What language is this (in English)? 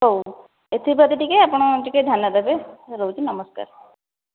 Odia